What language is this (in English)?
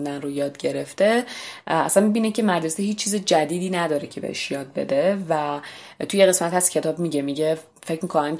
Persian